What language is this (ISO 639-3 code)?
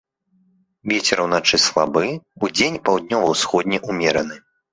bel